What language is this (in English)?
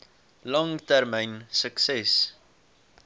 Afrikaans